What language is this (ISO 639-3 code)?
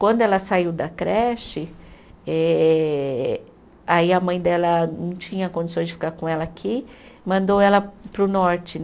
por